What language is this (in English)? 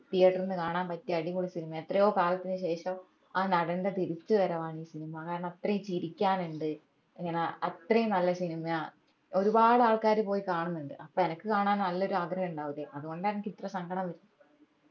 Malayalam